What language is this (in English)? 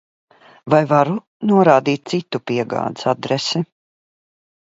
Latvian